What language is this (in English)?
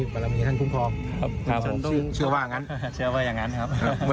Thai